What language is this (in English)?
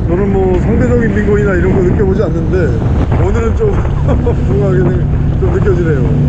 Korean